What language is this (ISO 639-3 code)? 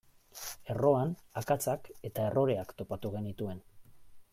eus